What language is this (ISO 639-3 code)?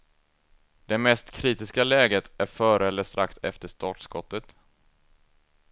swe